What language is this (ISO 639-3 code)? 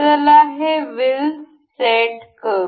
mar